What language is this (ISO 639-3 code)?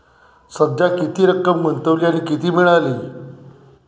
mar